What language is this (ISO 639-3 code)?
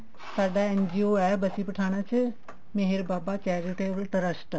pan